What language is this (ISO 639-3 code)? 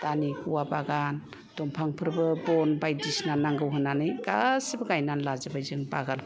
brx